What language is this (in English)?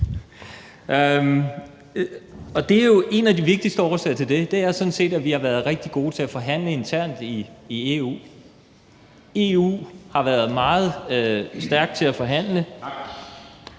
Danish